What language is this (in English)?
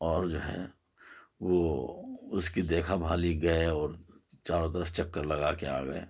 Urdu